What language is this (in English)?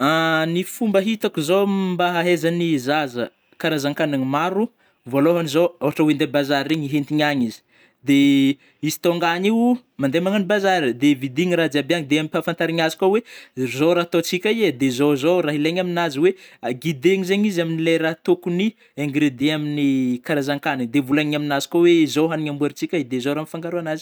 Northern Betsimisaraka Malagasy